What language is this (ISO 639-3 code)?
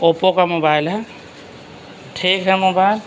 urd